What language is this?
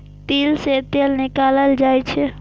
Maithili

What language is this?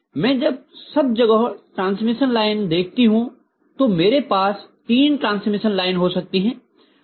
Hindi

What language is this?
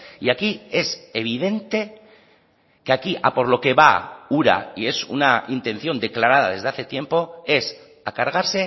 Spanish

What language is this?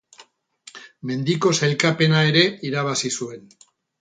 Basque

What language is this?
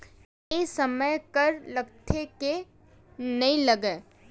Chhattisgarhi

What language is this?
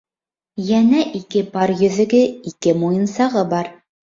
Bashkir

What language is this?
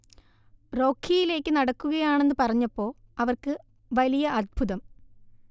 Malayalam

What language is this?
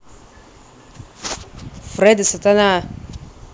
Russian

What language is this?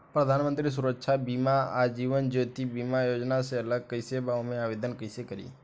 Bhojpuri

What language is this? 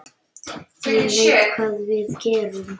Icelandic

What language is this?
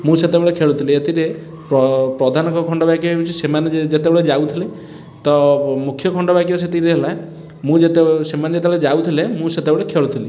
Odia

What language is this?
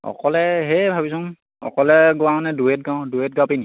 Assamese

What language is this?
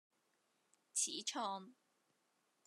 Cantonese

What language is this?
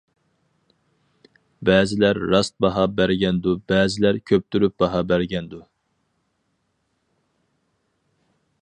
Uyghur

